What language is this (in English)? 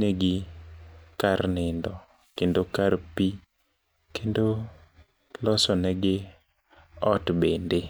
Luo (Kenya and Tanzania)